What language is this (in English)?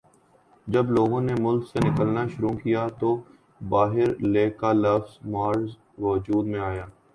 Urdu